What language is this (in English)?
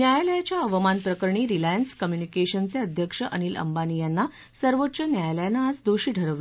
Marathi